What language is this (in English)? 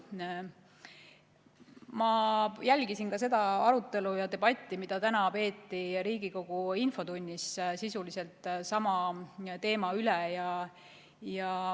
Estonian